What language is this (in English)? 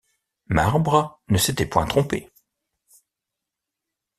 French